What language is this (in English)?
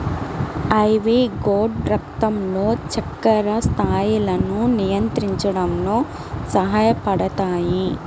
Telugu